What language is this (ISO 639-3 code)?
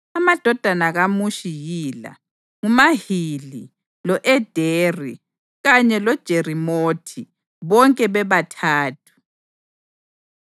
nde